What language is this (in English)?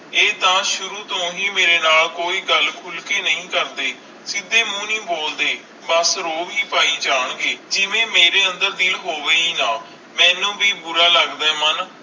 Punjabi